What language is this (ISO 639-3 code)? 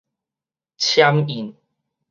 nan